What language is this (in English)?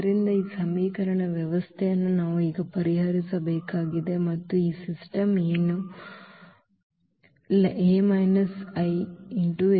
Kannada